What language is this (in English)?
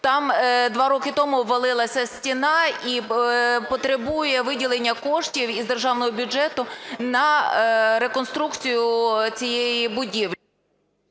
Ukrainian